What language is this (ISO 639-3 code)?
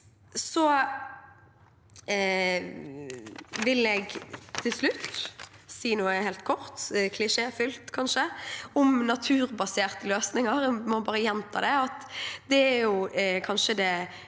nor